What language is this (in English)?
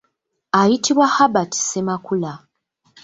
Ganda